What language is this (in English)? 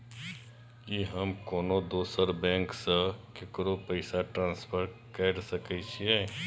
Maithili